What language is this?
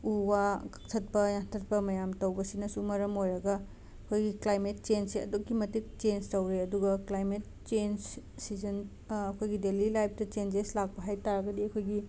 Manipuri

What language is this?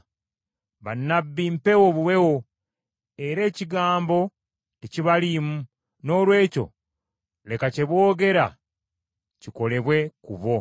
Ganda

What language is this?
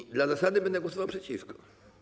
Polish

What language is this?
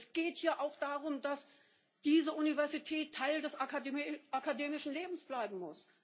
German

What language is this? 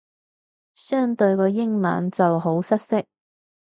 Cantonese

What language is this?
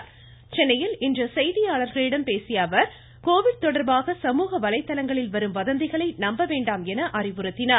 Tamil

